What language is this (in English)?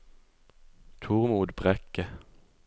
Norwegian